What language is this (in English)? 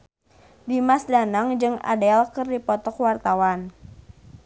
Sundanese